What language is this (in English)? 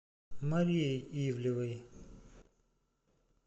Russian